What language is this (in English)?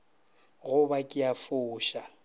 Northern Sotho